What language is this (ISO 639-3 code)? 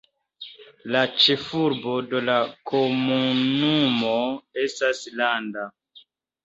epo